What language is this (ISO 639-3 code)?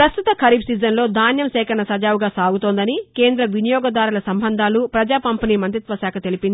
tel